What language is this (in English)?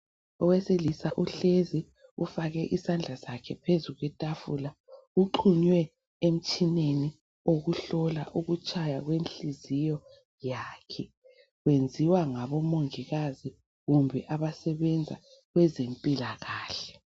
North Ndebele